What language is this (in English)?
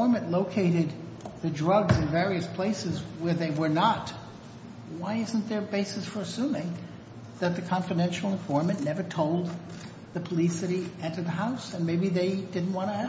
English